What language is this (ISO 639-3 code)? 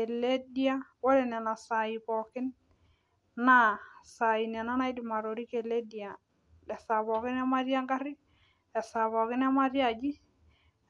mas